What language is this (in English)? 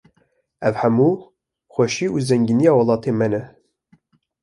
Kurdish